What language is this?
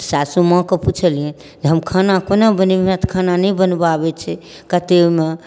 Maithili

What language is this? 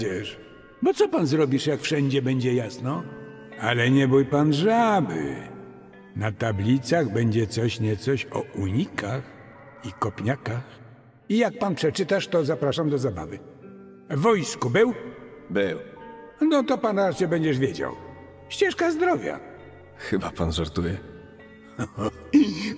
Polish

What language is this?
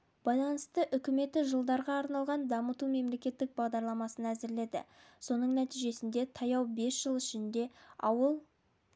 Kazakh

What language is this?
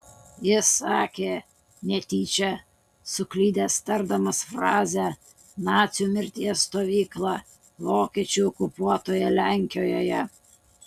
Lithuanian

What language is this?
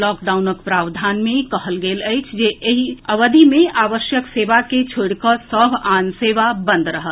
Maithili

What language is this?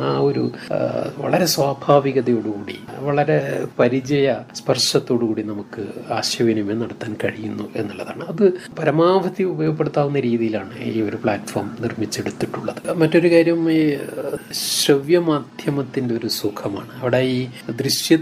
Malayalam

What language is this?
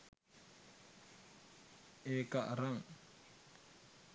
Sinhala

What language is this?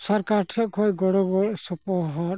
Santali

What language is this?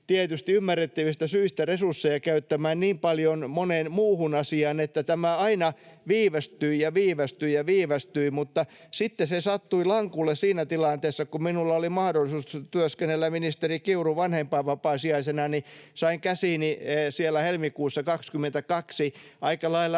Finnish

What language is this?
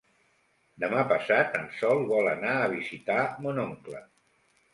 Catalan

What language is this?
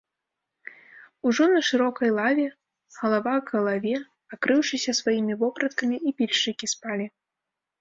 Belarusian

